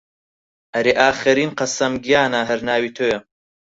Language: Central Kurdish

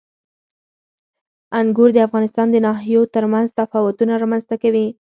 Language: Pashto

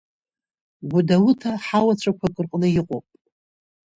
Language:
Abkhazian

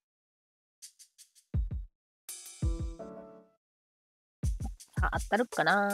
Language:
Japanese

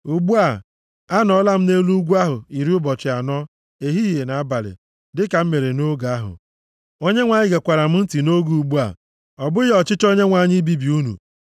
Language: Igbo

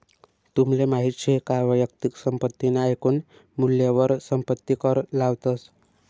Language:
Marathi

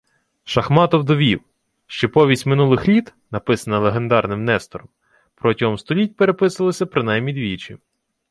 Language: Ukrainian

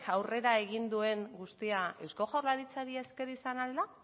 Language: Basque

